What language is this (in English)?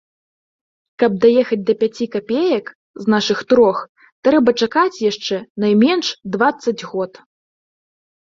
Belarusian